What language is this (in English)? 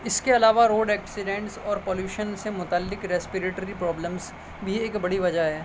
Urdu